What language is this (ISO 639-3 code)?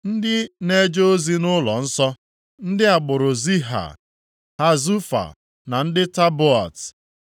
ibo